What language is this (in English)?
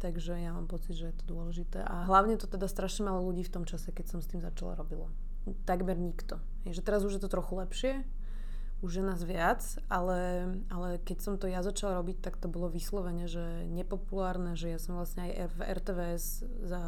Slovak